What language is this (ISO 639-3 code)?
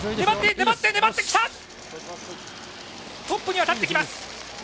jpn